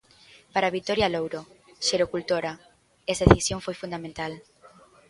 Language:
Galician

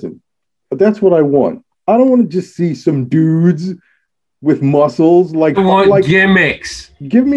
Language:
English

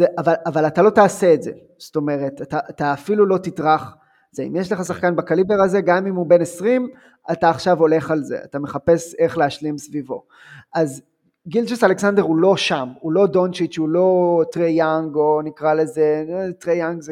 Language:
Hebrew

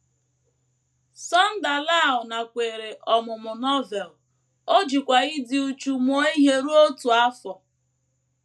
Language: Igbo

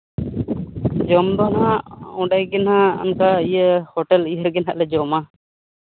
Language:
Santali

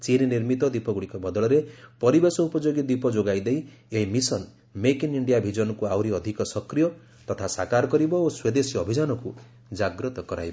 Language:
Odia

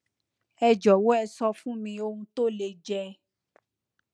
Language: Yoruba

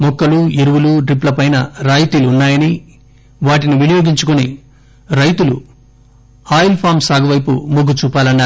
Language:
Telugu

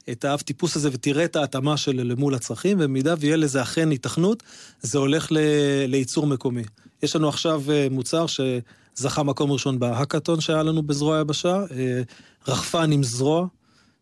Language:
Hebrew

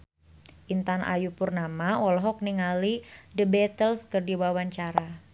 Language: Sundanese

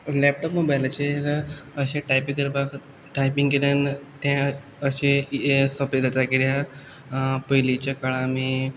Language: Konkani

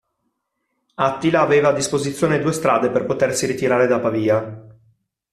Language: Italian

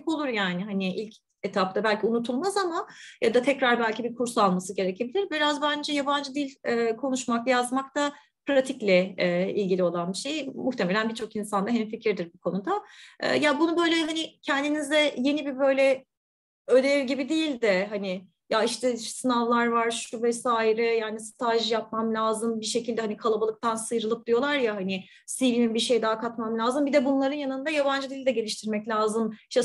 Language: Turkish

